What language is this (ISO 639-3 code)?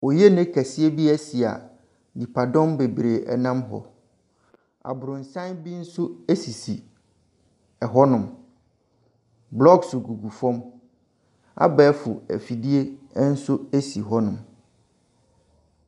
aka